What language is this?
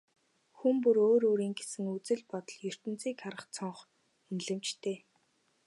Mongolian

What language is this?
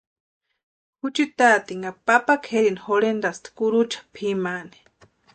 Western Highland Purepecha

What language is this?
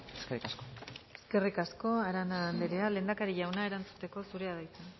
Basque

